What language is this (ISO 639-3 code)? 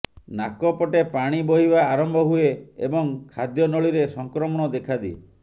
ori